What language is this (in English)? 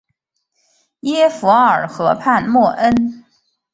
Chinese